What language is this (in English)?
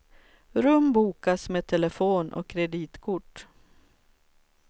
Swedish